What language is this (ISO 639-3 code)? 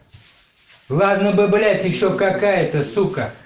rus